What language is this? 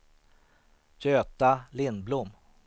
Swedish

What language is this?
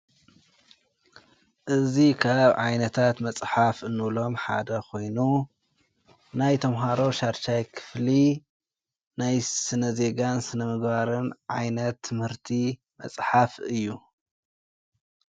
Tigrinya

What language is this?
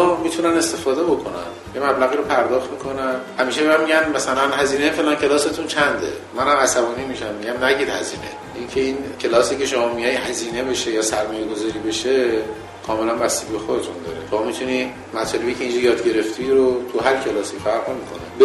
Persian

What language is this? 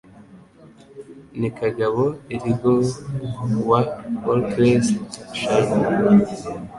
Kinyarwanda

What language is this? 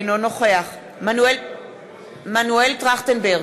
Hebrew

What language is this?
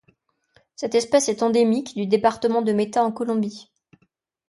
French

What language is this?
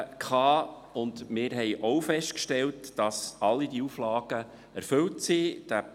Swiss German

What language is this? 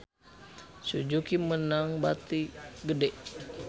Sundanese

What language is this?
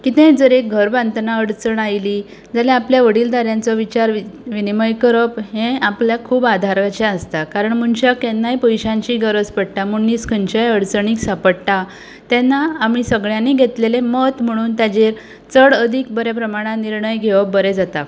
Konkani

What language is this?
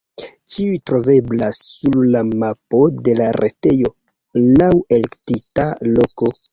Esperanto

